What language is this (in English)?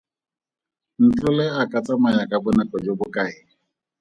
Tswana